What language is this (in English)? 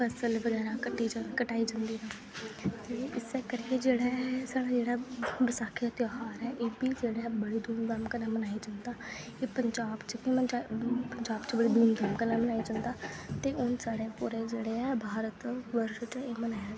Dogri